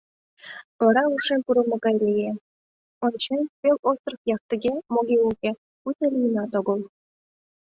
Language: Mari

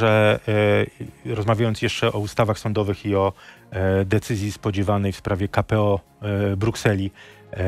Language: Polish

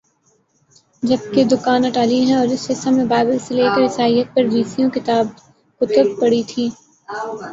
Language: Urdu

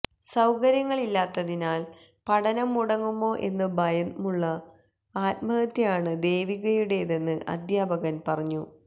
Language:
Malayalam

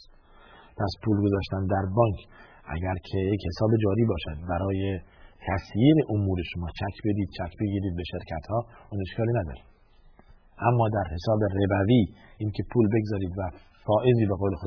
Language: Persian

